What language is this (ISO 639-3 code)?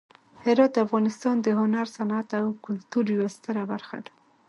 pus